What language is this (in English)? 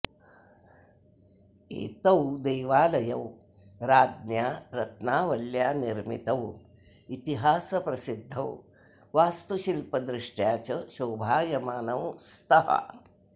Sanskrit